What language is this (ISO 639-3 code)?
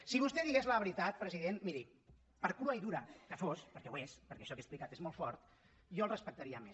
cat